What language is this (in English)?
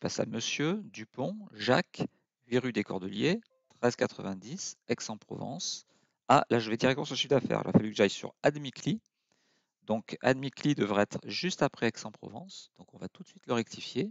French